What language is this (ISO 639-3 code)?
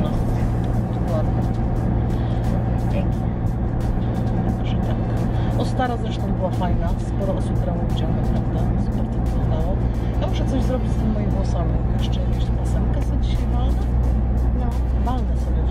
pol